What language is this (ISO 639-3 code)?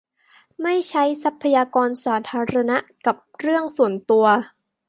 tha